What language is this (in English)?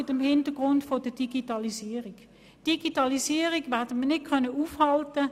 Swiss German